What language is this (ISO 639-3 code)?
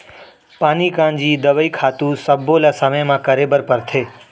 hne